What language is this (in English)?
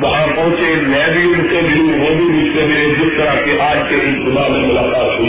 Urdu